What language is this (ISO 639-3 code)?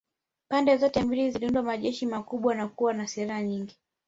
swa